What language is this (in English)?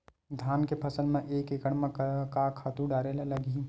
Chhattisgarhi